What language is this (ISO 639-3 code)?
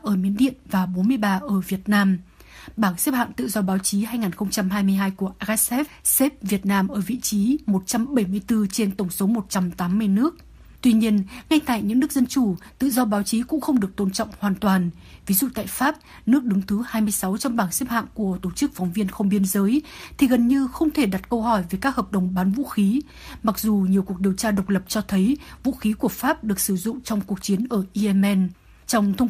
vie